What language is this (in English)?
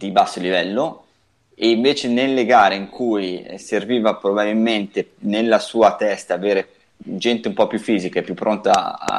Italian